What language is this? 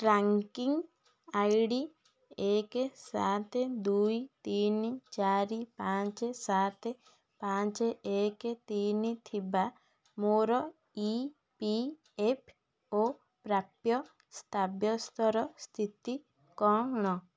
Odia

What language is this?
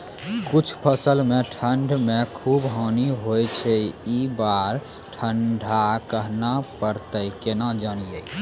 Maithili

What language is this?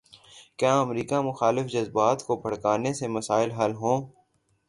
Urdu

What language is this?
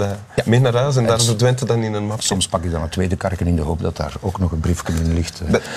Dutch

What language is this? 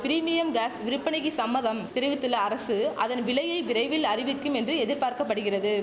Tamil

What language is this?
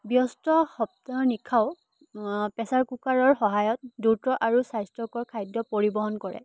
Assamese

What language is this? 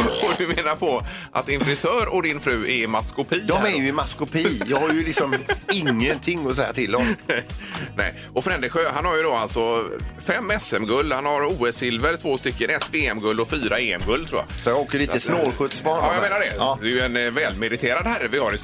Swedish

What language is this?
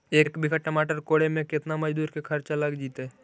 Magahi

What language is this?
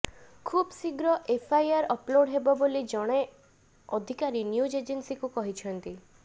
Odia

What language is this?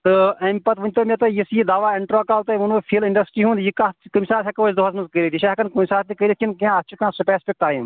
Kashmiri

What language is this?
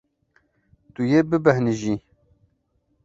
Kurdish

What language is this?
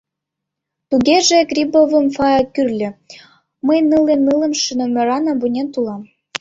Mari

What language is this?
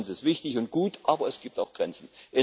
German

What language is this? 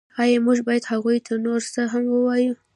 Pashto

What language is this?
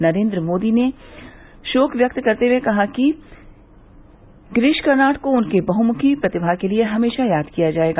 Hindi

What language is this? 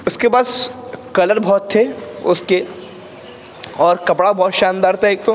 Urdu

